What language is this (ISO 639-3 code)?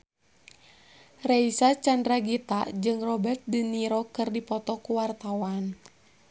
sun